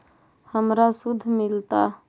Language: Magahi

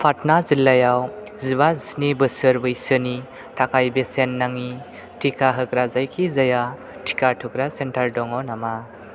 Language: Bodo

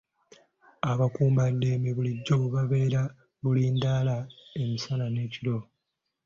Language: Ganda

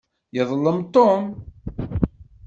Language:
Kabyle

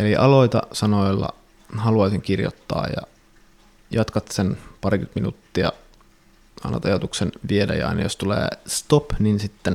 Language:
Finnish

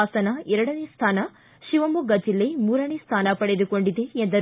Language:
Kannada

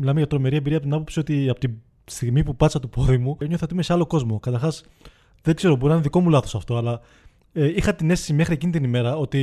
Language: Greek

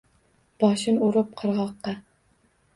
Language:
Uzbek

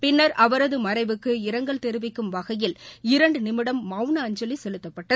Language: Tamil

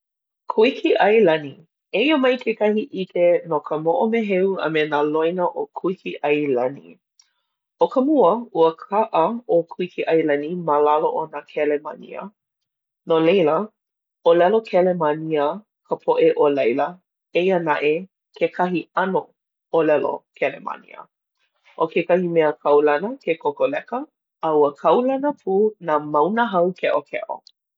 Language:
Hawaiian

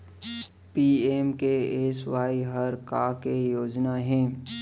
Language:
Chhattisgarhi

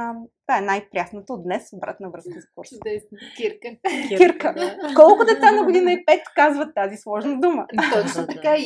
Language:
Bulgarian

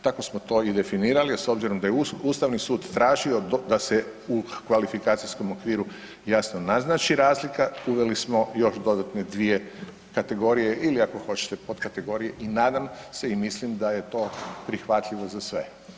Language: Croatian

